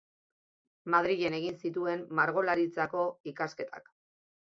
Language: Basque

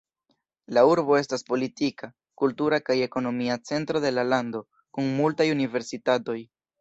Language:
Esperanto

